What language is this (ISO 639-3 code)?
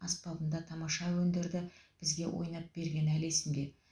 kaz